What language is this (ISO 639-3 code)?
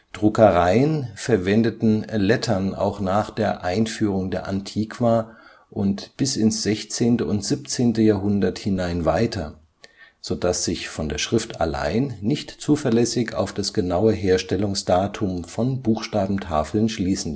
deu